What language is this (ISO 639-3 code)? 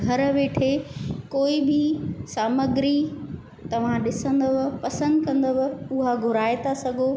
snd